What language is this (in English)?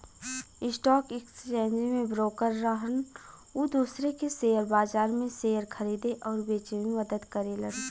Bhojpuri